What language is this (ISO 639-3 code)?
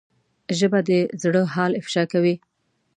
pus